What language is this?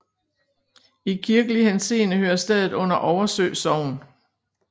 Danish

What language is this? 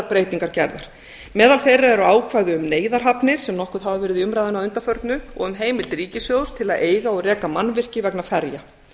Icelandic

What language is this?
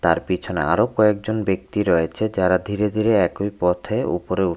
Bangla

